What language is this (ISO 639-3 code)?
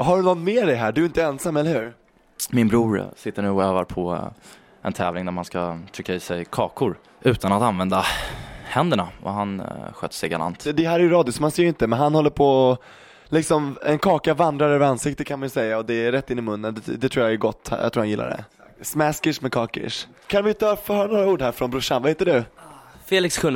swe